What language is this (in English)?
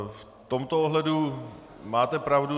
Czech